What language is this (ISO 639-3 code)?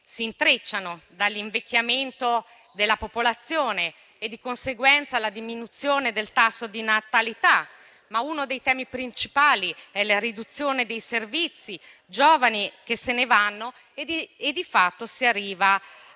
ita